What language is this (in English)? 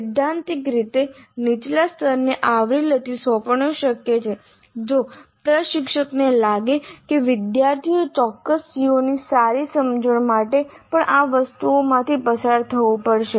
Gujarati